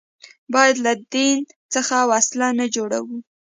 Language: Pashto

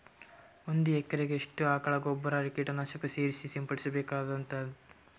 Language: Kannada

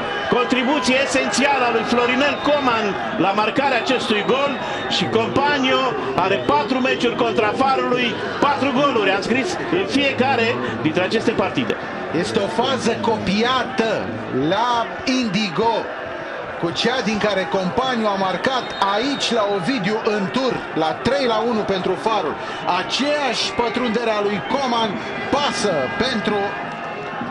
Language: Romanian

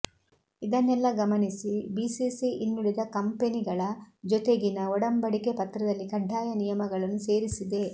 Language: Kannada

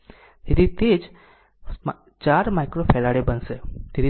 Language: Gujarati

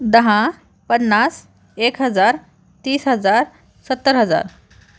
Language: Marathi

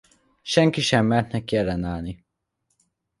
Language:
Hungarian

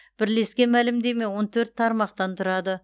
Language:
Kazakh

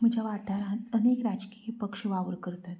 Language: Konkani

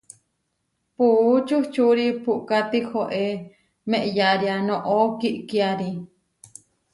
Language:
Huarijio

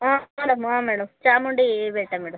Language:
Kannada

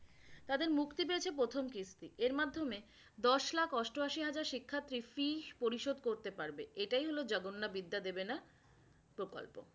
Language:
Bangla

